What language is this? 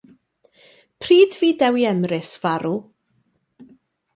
Welsh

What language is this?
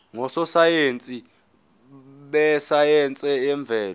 Zulu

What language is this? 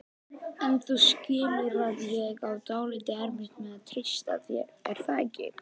Icelandic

